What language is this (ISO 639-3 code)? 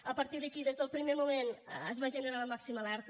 cat